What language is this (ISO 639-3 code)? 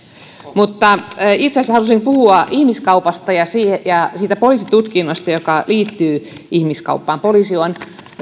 fin